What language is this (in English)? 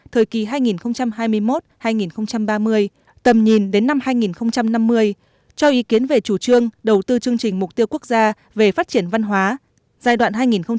Vietnamese